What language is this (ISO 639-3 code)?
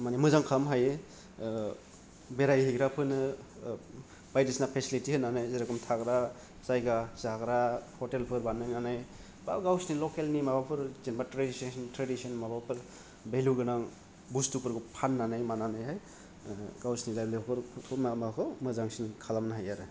brx